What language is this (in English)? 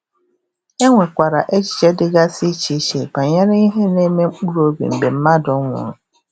Igbo